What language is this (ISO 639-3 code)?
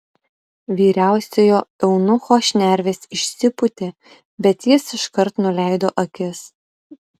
lit